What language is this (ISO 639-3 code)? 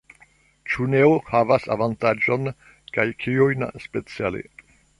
epo